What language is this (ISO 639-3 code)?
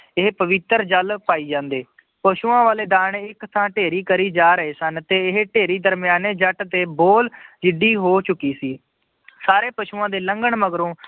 pan